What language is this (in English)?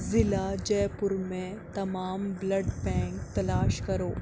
Urdu